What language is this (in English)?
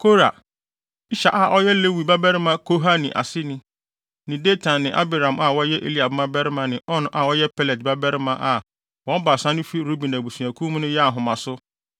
Akan